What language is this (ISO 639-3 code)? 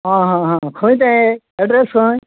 kok